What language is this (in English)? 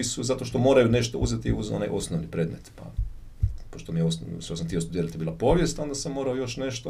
Croatian